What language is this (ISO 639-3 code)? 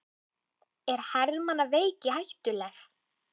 isl